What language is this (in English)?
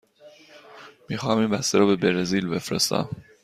Persian